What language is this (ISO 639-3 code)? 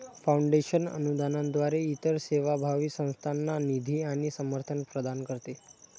mar